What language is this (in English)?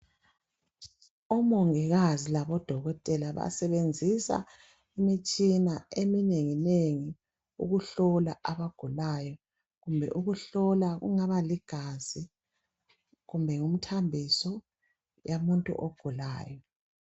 North Ndebele